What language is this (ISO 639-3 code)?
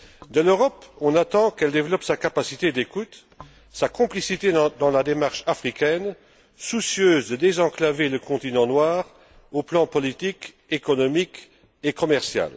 fra